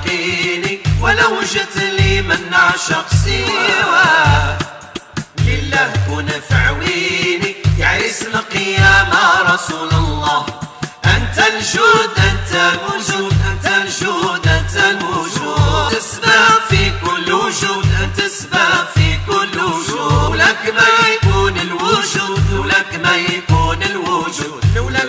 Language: Arabic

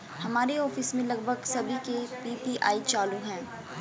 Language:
Hindi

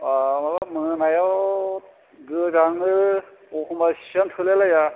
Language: Bodo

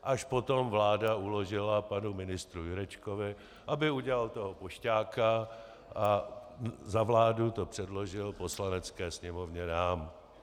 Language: Czech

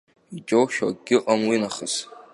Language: Abkhazian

